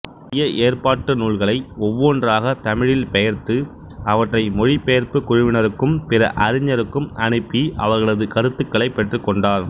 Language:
Tamil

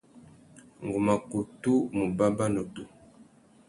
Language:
Tuki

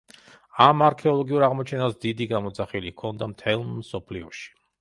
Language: Georgian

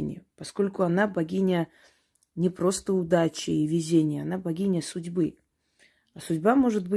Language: Russian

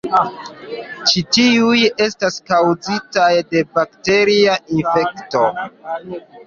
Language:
Esperanto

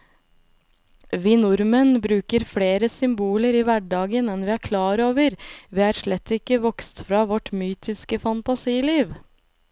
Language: Norwegian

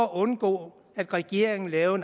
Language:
Danish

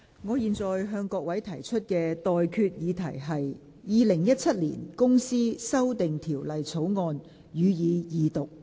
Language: Cantonese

